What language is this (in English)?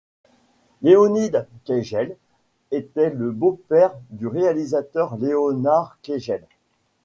French